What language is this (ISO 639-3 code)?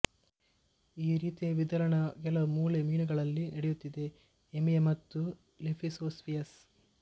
kan